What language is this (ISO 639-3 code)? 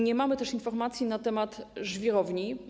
pol